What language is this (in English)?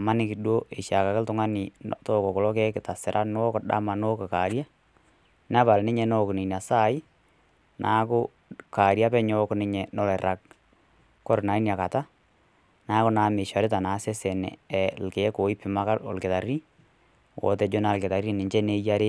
Masai